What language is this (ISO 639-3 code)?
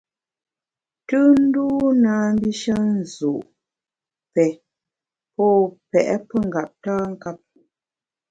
bax